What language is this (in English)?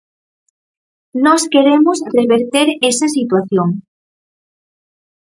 Galician